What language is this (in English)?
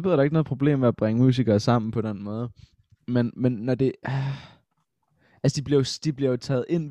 Danish